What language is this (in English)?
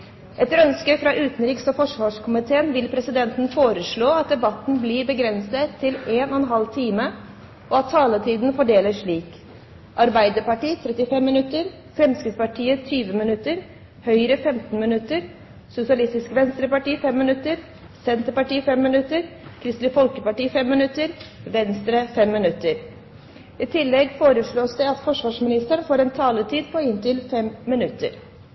Norwegian Bokmål